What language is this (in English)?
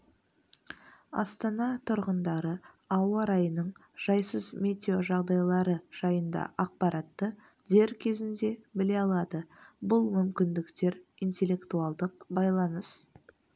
Kazakh